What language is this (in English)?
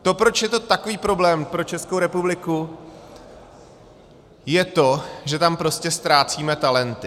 Czech